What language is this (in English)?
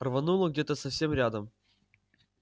Russian